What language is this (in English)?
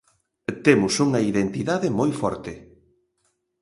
Galician